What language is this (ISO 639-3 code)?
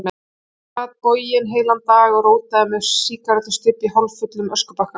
isl